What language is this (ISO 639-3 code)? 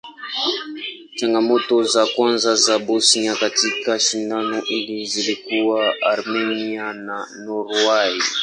swa